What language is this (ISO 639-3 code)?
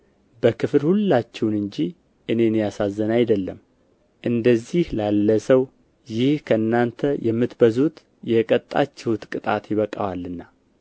amh